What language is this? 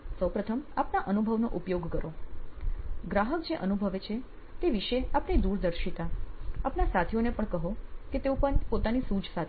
Gujarati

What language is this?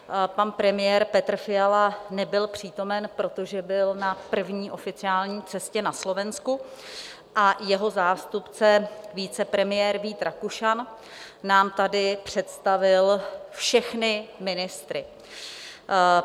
Czech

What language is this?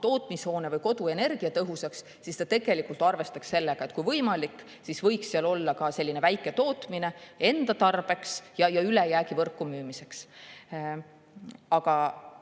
Estonian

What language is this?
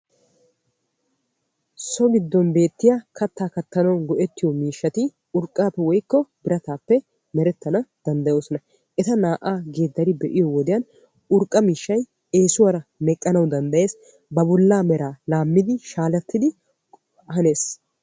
Wolaytta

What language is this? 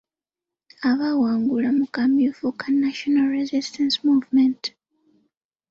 Ganda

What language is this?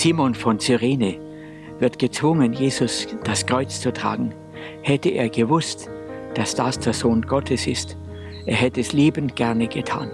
German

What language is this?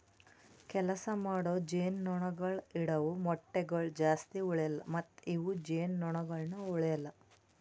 Kannada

